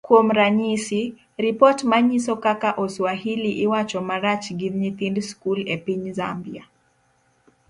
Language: Luo (Kenya and Tanzania)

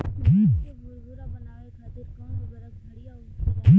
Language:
Bhojpuri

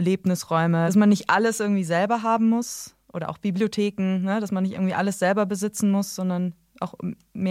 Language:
German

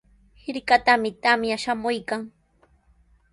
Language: Sihuas Ancash Quechua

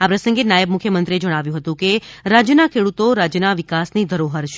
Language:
Gujarati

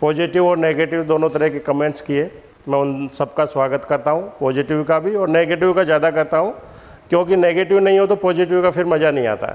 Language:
Hindi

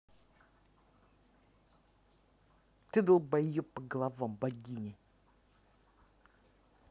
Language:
Russian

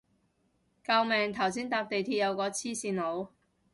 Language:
Cantonese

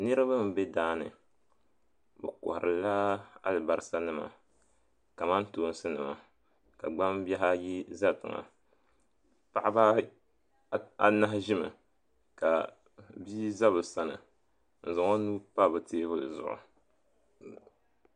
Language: Dagbani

